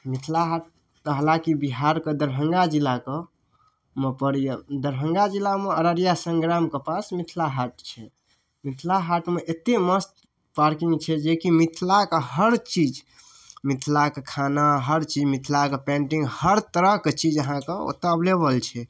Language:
Maithili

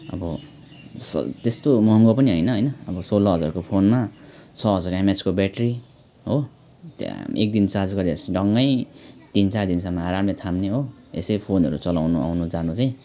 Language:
Nepali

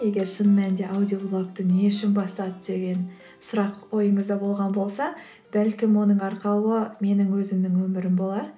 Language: Kazakh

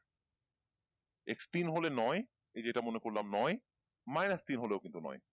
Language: Bangla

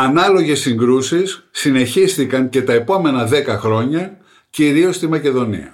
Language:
Greek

